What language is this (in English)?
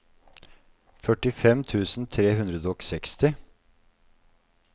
Norwegian